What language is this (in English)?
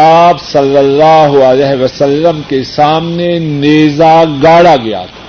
Urdu